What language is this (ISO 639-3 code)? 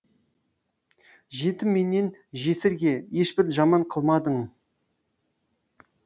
kaz